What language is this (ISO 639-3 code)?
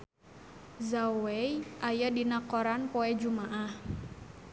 sun